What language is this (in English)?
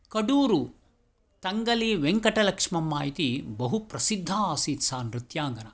Sanskrit